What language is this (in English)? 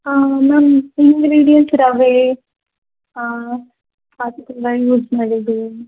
Kannada